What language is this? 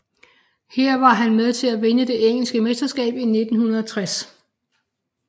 Danish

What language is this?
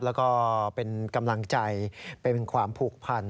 Thai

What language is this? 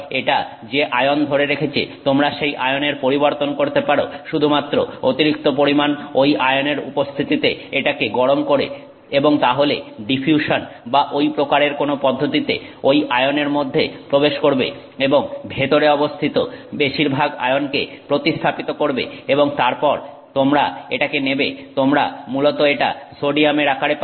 Bangla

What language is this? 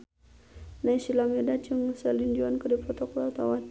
Sundanese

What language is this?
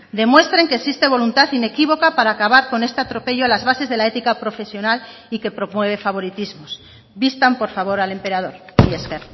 Spanish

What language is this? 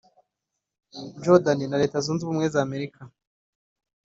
Kinyarwanda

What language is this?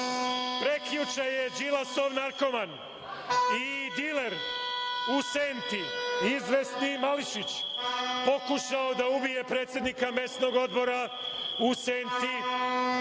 Serbian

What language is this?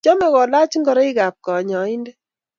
Kalenjin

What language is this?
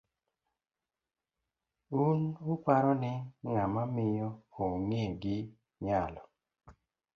Luo (Kenya and Tanzania)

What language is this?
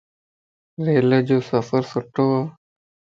Lasi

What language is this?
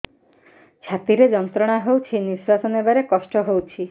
Odia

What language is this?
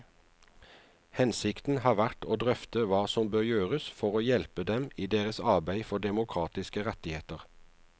Norwegian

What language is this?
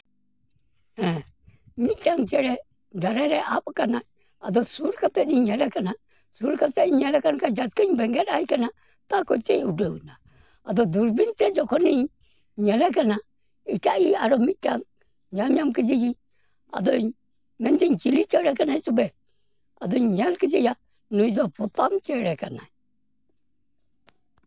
Santali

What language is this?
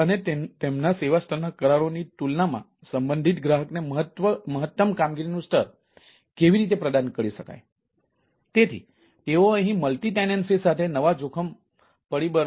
Gujarati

